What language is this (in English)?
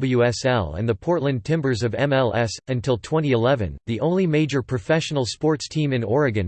English